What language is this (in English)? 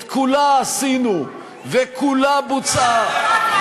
Hebrew